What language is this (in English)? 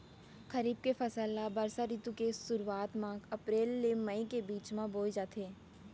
Chhattisgarhi